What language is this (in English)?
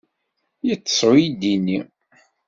Kabyle